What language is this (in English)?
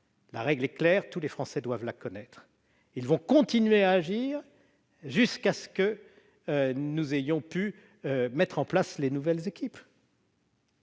French